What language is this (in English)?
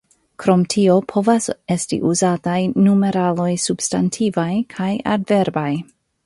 Esperanto